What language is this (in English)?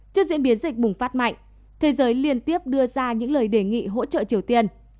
Vietnamese